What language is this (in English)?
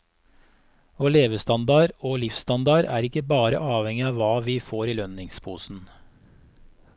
Norwegian